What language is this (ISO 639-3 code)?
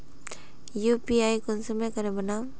mag